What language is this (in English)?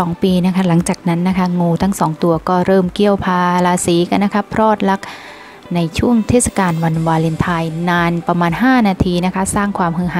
Thai